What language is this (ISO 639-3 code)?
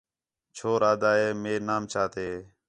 xhe